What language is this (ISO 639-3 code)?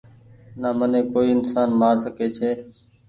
gig